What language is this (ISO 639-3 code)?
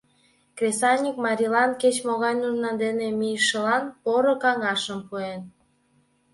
chm